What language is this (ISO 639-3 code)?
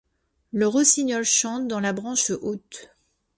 fra